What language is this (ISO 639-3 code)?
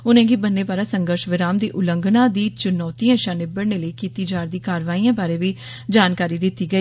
doi